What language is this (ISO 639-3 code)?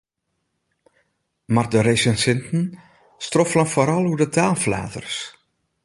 fry